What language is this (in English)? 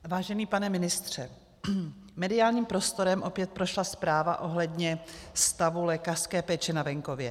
Czech